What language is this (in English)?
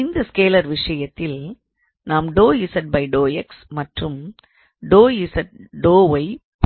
Tamil